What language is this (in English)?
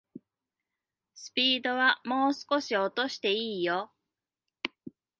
Japanese